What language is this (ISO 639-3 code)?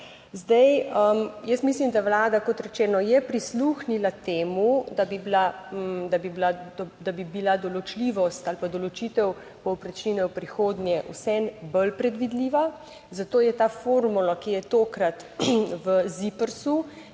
slv